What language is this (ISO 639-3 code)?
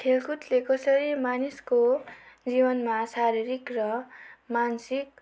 nep